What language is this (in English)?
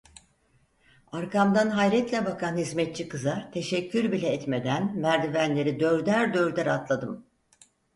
Turkish